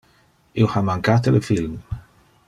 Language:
Interlingua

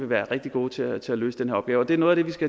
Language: Danish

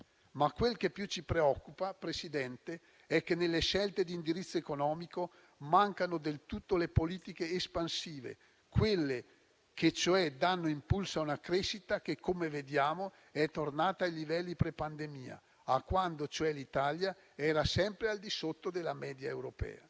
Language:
Italian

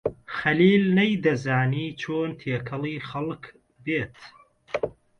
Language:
Central Kurdish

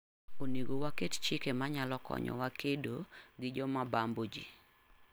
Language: Luo (Kenya and Tanzania)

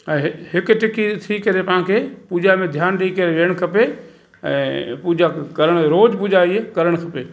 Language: Sindhi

